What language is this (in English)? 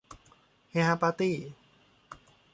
Thai